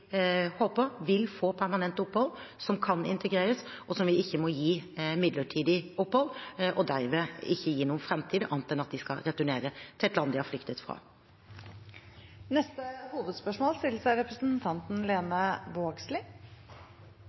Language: Norwegian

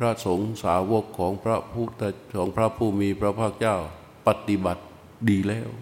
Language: Thai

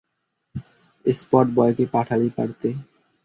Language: Bangla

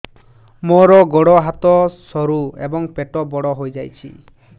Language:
Odia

